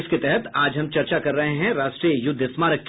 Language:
Hindi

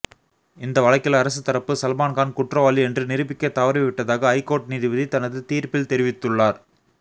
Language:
Tamil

